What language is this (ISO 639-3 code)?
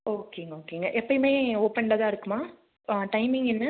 tam